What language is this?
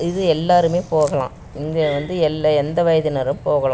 Tamil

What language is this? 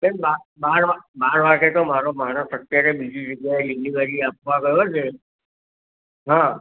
Gujarati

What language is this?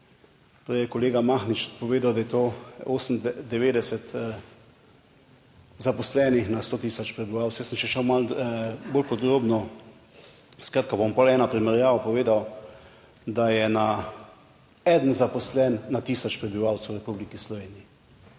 Slovenian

